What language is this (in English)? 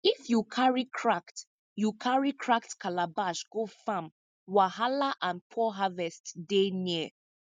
Nigerian Pidgin